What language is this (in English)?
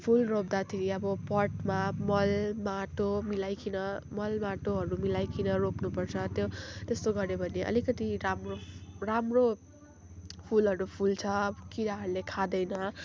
Nepali